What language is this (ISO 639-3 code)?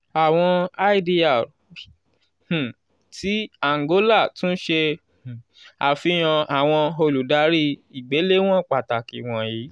yor